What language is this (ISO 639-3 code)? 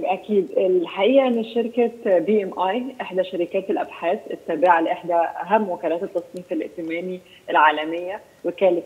ara